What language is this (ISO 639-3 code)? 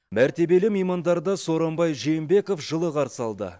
kaz